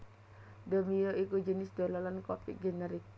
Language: Javanese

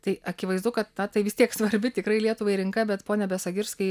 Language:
Lithuanian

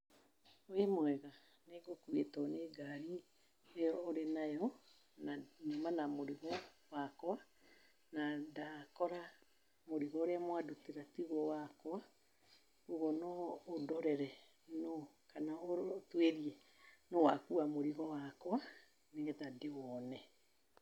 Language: Kikuyu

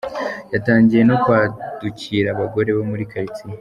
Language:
Kinyarwanda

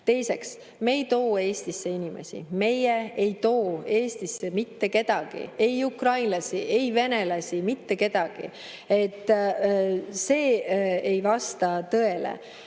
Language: Estonian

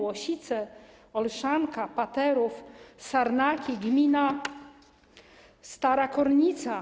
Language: Polish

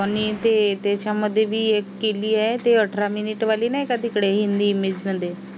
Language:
Marathi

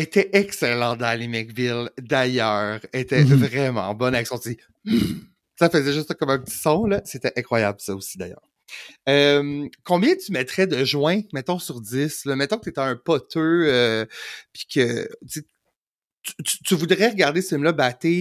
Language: French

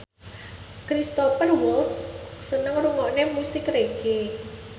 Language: Javanese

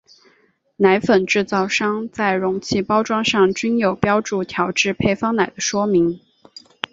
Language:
Chinese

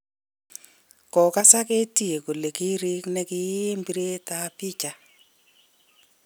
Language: Kalenjin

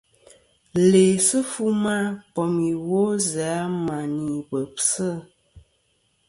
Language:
Kom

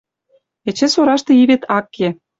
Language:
Western Mari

